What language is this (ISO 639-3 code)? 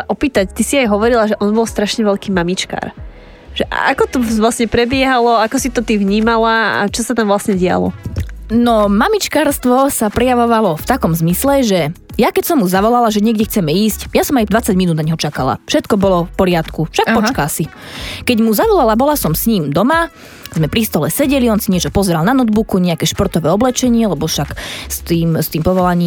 slk